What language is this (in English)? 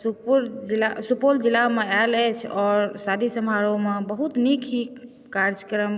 Maithili